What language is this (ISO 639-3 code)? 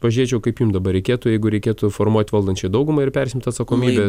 lit